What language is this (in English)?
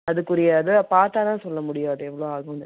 Tamil